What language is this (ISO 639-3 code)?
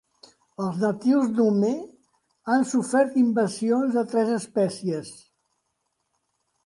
cat